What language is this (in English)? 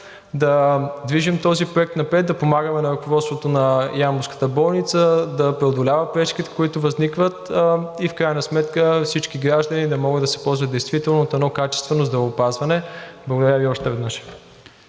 Bulgarian